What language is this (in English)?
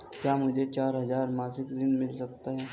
Hindi